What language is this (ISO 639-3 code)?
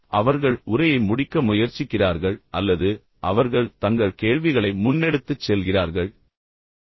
tam